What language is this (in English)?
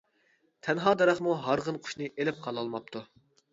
Uyghur